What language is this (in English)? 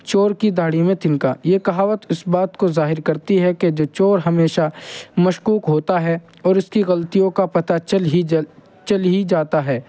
Urdu